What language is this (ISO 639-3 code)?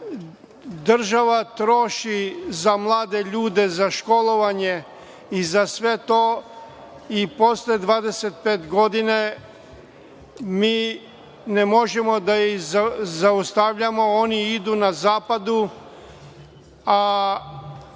srp